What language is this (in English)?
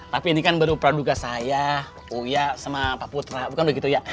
Indonesian